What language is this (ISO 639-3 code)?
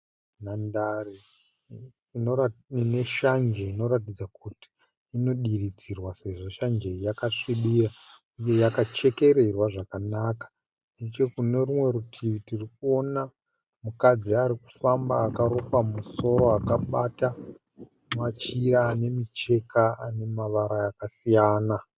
sna